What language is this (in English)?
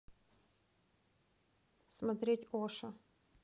Russian